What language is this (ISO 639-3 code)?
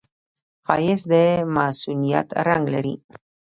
pus